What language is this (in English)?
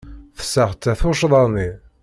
Kabyle